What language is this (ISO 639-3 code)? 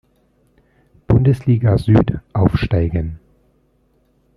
deu